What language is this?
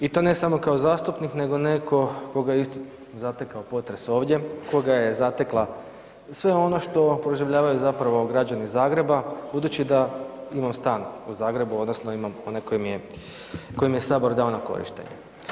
Croatian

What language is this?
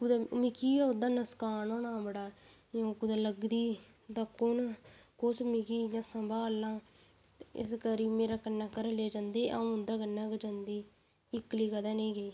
Dogri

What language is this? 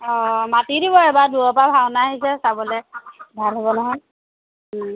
Assamese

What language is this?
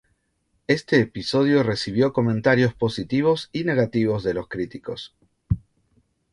Spanish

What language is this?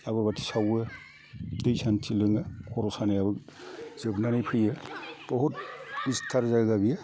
Bodo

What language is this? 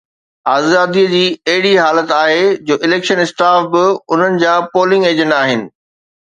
Sindhi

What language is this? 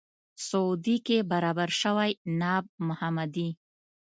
Pashto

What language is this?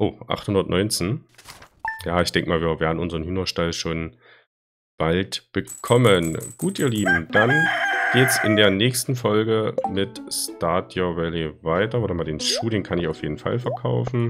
German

